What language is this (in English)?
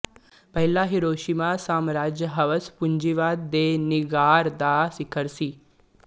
Punjabi